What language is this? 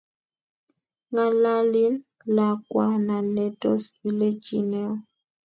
Kalenjin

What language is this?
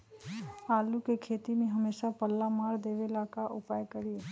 Magahi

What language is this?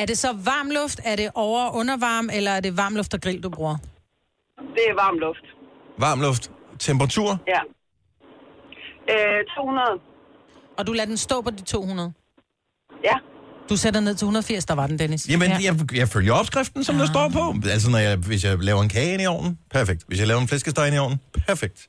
Danish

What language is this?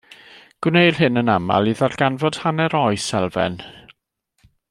Welsh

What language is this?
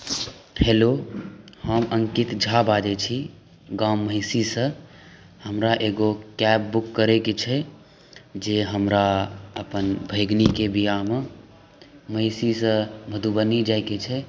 Maithili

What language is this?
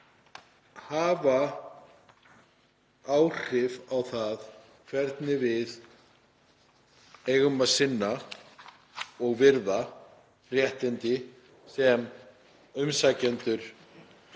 Icelandic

